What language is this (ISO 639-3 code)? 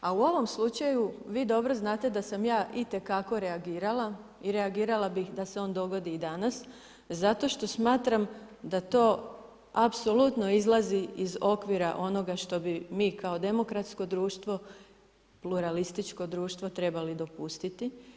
hrv